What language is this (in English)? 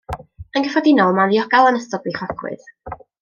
Welsh